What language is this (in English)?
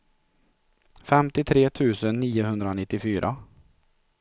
Swedish